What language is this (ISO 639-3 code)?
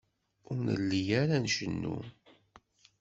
kab